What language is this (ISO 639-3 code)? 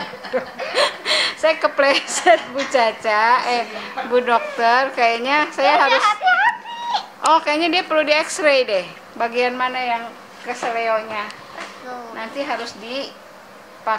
ind